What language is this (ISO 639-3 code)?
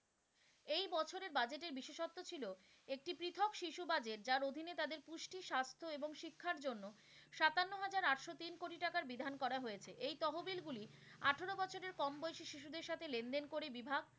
ben